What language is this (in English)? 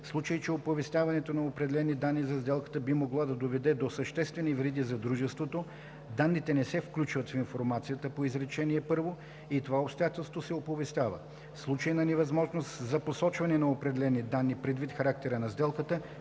Bulgarian